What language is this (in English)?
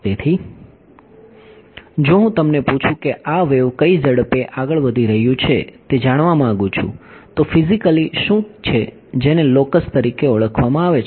Gujarati